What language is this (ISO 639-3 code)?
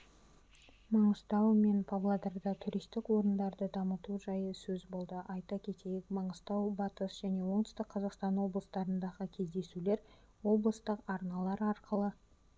kaz